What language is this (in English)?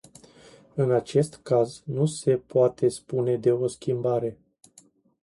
Romanian